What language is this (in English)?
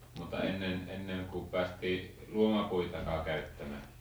Finnish